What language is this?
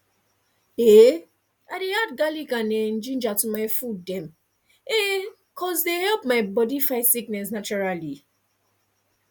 Nigerian Pidgin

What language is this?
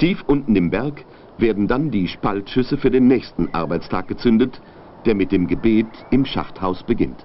German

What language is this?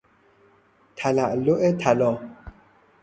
Persian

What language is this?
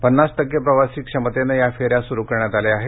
Marathi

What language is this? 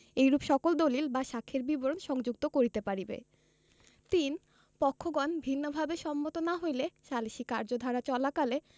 Bangla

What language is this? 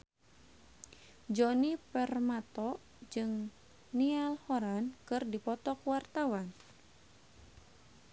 Sundanese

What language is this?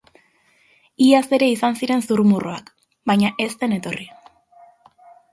Basque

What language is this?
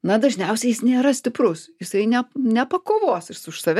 Lithuanian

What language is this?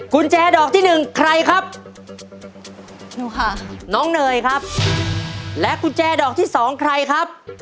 Thai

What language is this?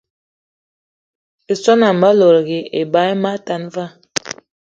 Eton (Cameroon)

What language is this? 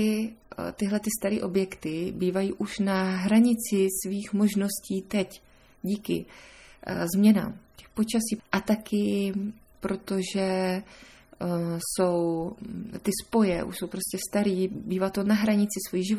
Czech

